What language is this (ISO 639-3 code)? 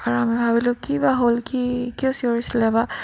asm